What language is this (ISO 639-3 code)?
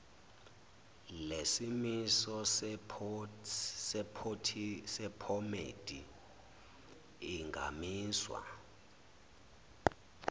zul